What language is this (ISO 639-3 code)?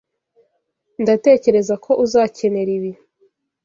kin